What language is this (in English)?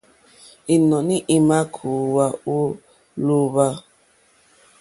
Mokpwe